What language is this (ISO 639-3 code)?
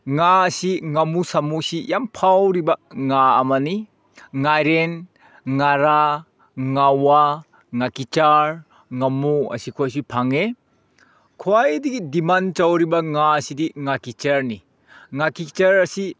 mni